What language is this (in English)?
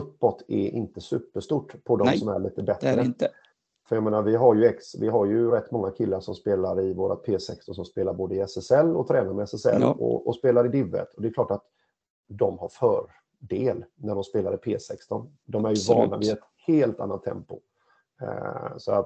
Swedish